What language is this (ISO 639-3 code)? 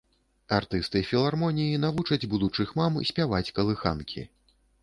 bel